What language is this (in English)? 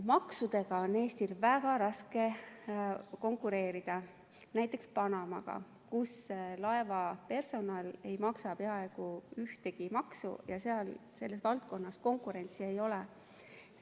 Estonian